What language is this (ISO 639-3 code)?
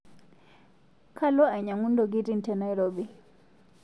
mas